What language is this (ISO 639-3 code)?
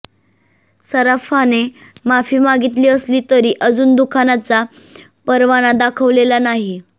mar